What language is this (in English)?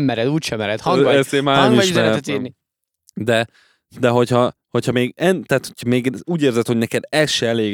Hungarian